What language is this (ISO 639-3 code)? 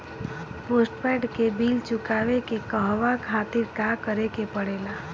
bho